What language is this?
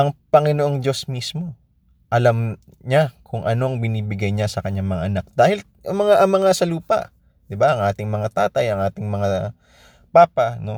Filipino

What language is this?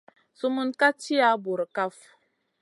Masana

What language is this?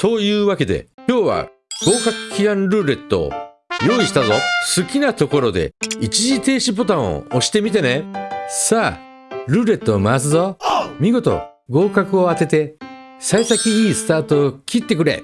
Japanese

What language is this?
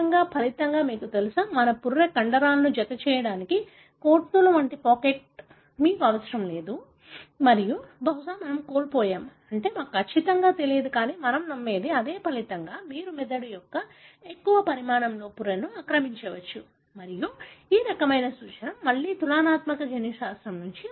Telugu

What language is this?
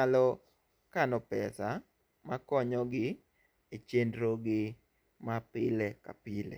Luo (Kenya and Tanzania)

